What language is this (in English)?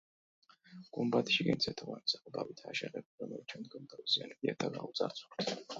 Georgian